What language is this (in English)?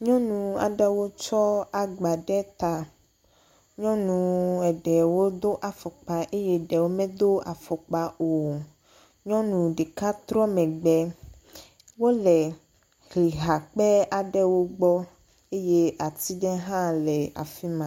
Ewe